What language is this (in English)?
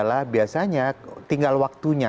Indonesian